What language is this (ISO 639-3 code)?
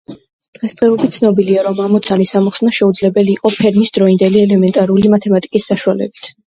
kat